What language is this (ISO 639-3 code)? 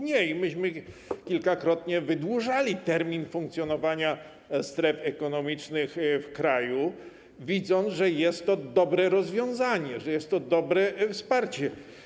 pol